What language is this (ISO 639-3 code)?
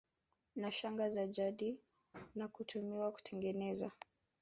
swa